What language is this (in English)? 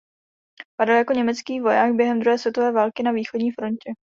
Czech